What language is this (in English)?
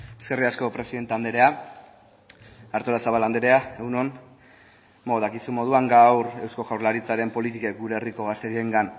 Basque